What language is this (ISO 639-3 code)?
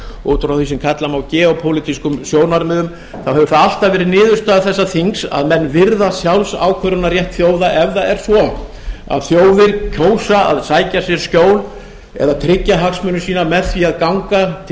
isl